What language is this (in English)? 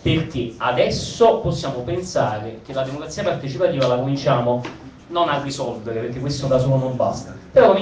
Italian